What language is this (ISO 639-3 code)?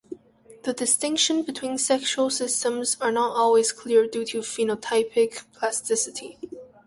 eng